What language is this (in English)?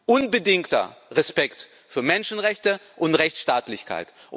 German